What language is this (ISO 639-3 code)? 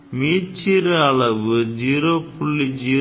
tam